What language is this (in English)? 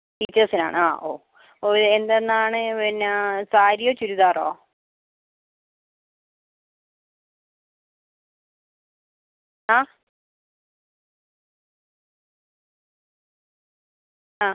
Malayalam